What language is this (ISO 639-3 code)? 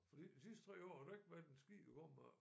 dan